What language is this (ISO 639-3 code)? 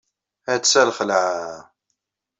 kab